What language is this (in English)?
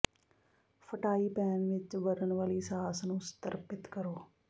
Punjabi